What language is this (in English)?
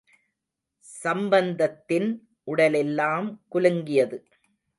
Tamil